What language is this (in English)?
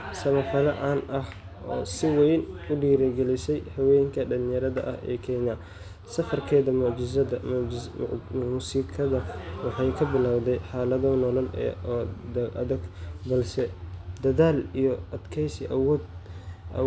Somali